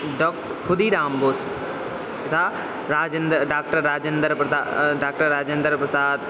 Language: Sanskrit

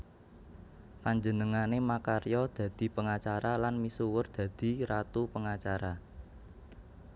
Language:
Javanese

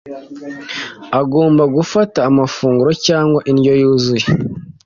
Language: Kinyarwanda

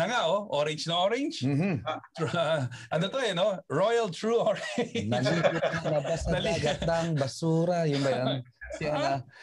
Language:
Filipino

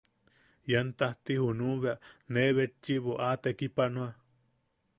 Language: Yaqui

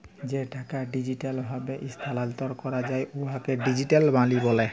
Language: Bangla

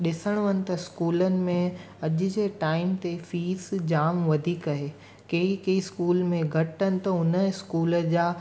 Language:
Sindhi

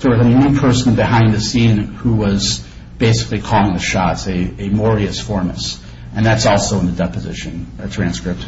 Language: English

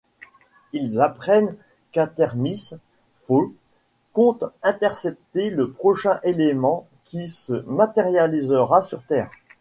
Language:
French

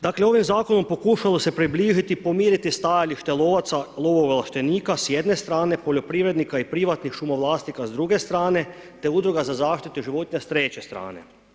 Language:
Croatian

